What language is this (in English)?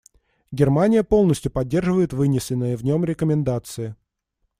Russian